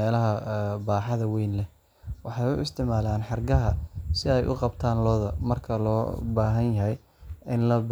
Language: Somali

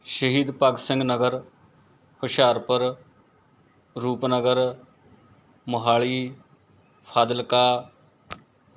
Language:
Punjabi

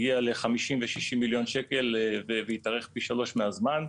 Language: Hebrew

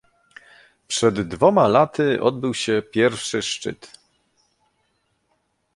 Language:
Polish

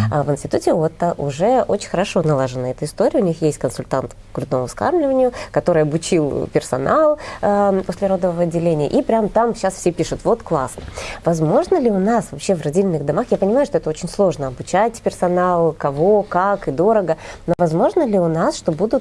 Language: Russian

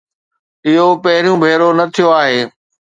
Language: Sindhi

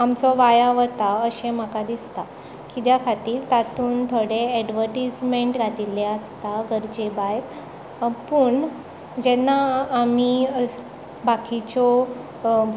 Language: Konkani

